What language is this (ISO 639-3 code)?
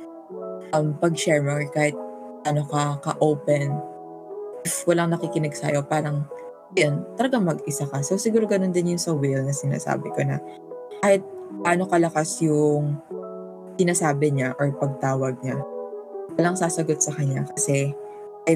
fil